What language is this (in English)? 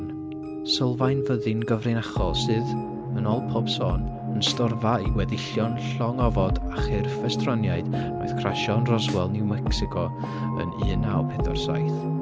Welsh